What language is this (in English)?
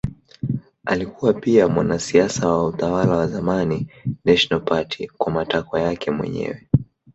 Swahili